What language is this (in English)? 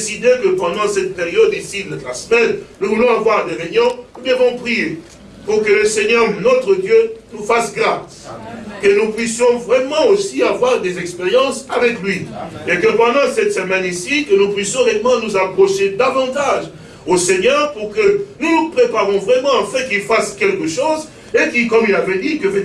French